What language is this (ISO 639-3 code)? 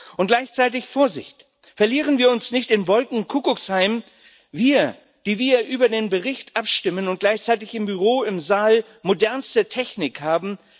deu